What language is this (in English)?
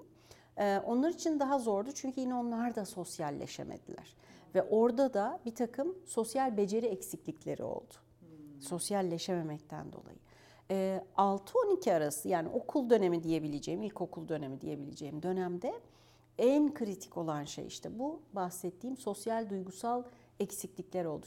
Turkish